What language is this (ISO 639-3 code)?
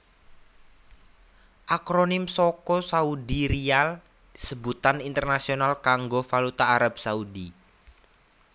jav